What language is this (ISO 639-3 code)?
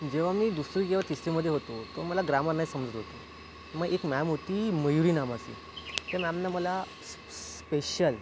mar